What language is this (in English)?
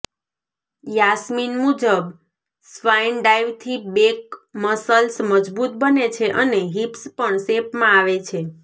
Gujarati